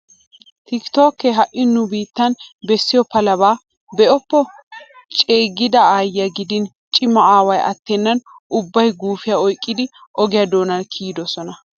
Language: Wolaytta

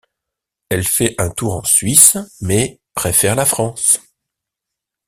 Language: French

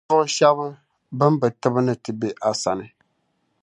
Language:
Dagbani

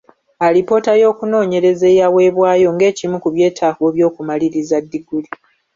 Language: Ganda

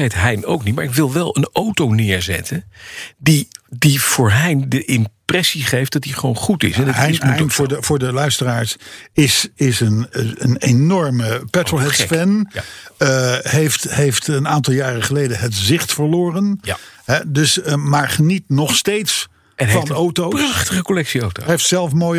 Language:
Dutch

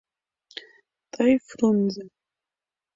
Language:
Mari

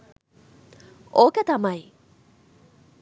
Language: Sinhala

